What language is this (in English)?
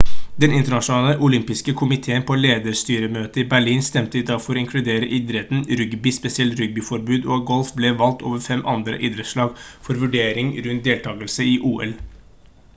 Norwegian Bokmål